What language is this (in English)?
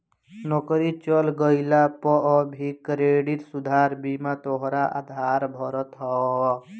Bhojpuri